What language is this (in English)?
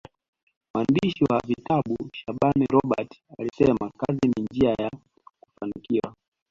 Swahili